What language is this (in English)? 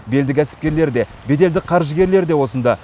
Kazakh